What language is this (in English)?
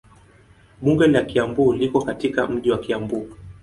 Swahili